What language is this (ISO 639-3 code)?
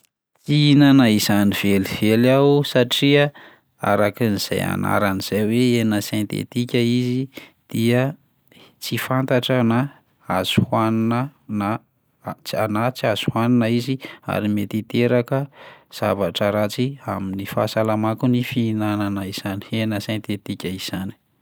mlg